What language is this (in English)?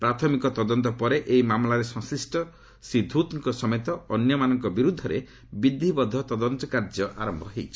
Odia